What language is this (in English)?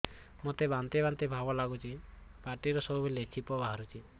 Odia